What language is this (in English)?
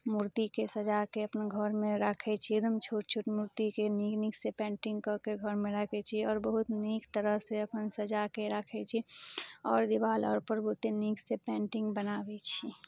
Maithili